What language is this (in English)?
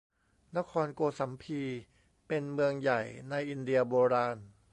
Thai